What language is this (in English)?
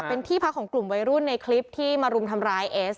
Thai